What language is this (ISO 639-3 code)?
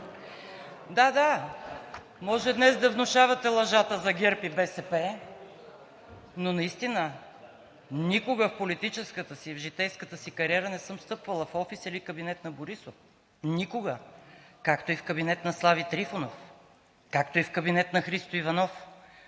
bul